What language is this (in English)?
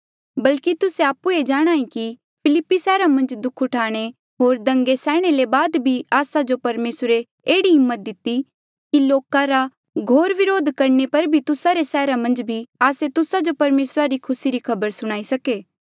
Mandeali